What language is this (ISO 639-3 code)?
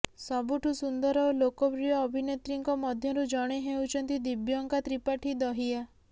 ori